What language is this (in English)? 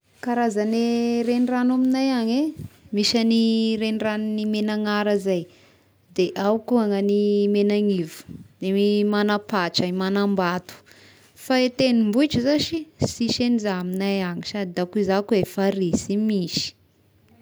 Tesaka Malagasy